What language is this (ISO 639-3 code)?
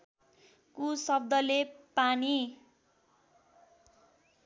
nep